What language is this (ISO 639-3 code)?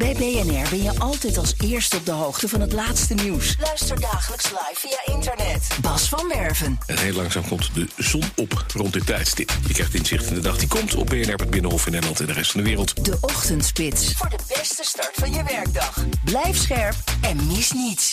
nld